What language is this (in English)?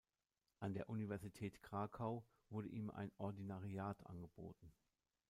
German